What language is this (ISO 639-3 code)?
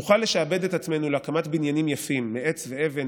heb